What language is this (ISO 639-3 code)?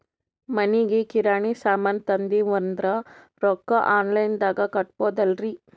kan